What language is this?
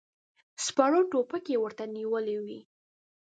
Pashto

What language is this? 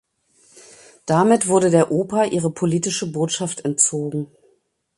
German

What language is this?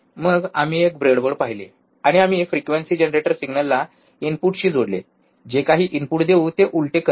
Marathi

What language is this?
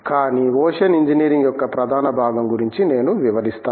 Telugu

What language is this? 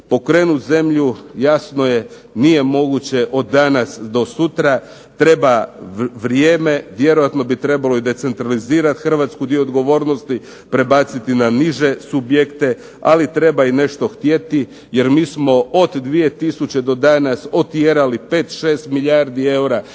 Croatian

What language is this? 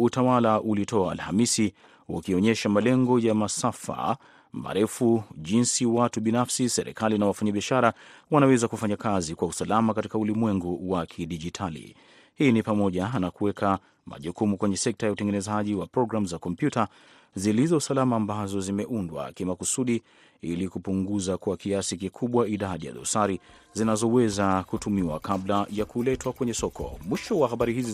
Swahili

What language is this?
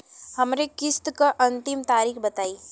Bhojpuri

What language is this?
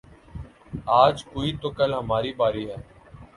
Urdu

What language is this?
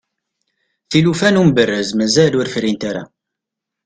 Kabyle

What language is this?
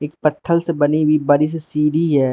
Hindi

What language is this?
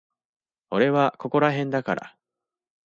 Japanese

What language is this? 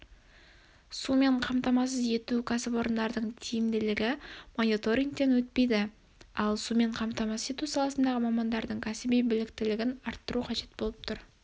Kazakh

